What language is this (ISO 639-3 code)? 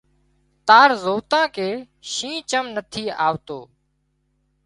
kxp